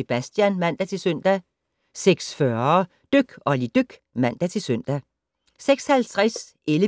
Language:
Danish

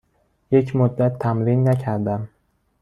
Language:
Persian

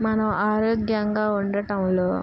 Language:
Telugu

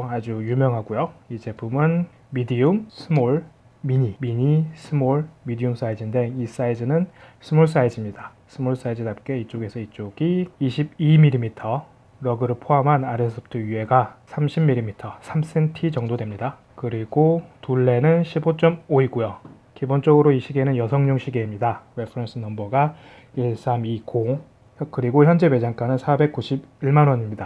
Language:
Korean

